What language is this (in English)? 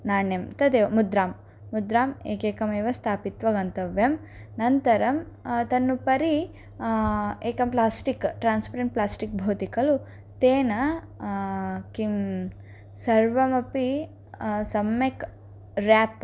Sanskrit